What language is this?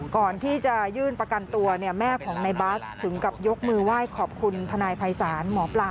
Thai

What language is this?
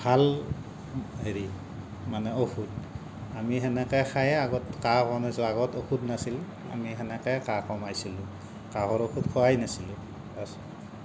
Assamese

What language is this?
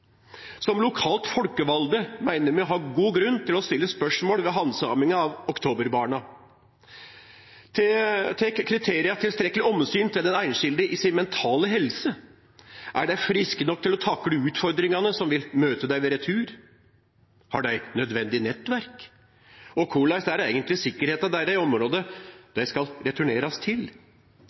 Norwegian Nynorsk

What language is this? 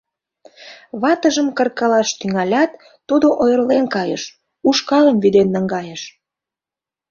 Mari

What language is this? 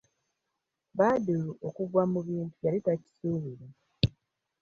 Ganda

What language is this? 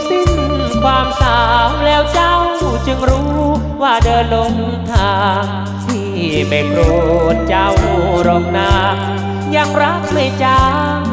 Thai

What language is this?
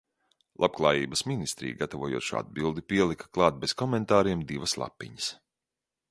Latvian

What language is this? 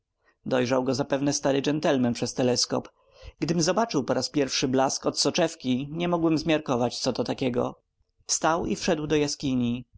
Polish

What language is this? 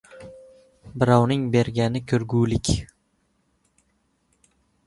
Uzbek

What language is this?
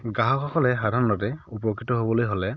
Assamese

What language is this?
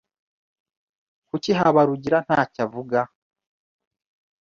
Kinyarwanda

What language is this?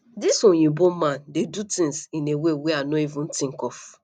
Nigerian Pidgin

